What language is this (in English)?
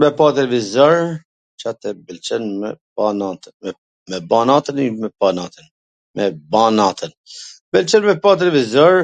Gheg Albanian